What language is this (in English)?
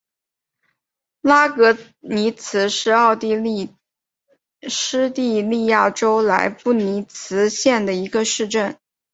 Chinese